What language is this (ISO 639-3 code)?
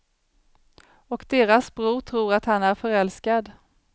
swe